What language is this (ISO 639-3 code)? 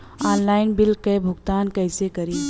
bho